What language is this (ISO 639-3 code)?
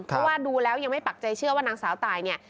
tha